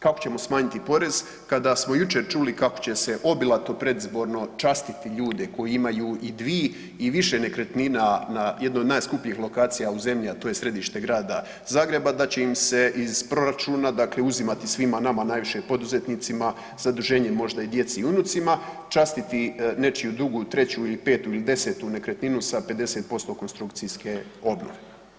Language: Croatian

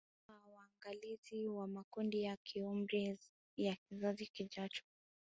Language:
Swahili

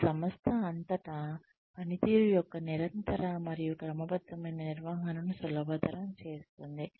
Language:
Telugu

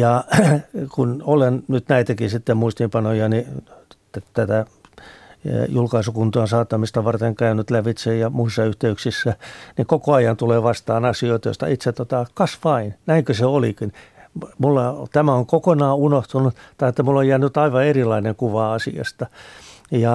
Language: Finnish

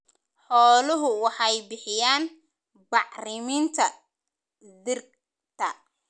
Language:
Somali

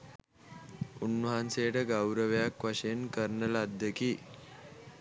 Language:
Sinhala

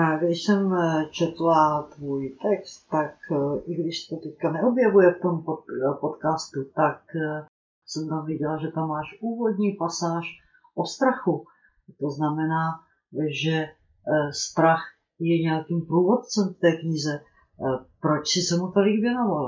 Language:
Czech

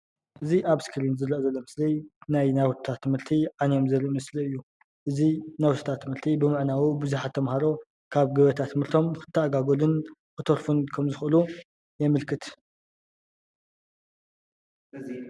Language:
Tigrinya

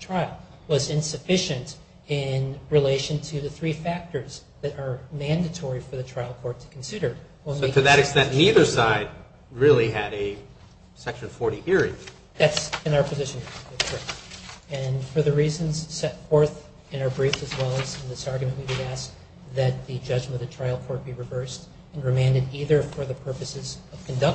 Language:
English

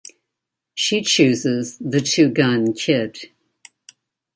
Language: English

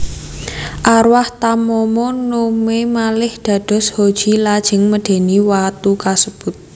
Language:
Javanese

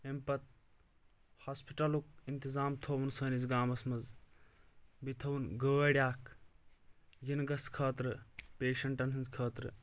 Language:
Kashmiri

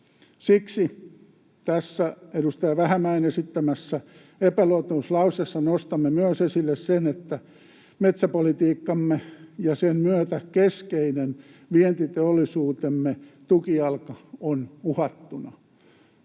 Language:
Finnish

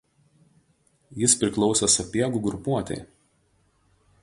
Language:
Lithuanian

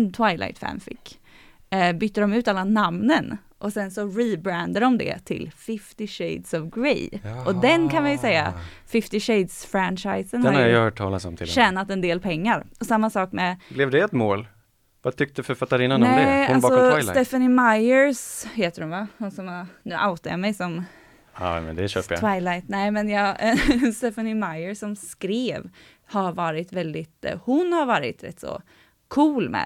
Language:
Swedish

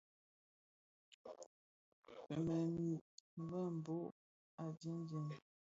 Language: Bafia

